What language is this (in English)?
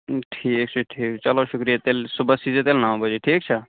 Kashmiri